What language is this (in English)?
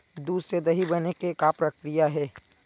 Chhattisgarhi